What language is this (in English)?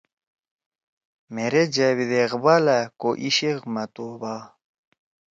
Torwali